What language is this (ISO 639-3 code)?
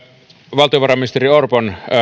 fin